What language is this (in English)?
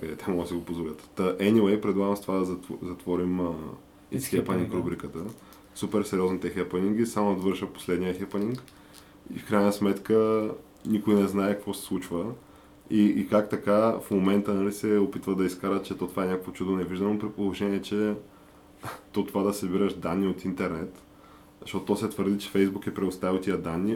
Bulgarian